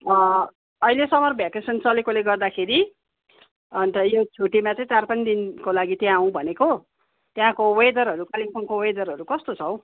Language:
Nepali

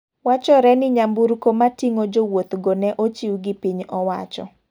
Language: Luo (Kenya and Tanzania)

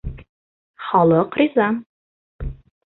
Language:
Bashkir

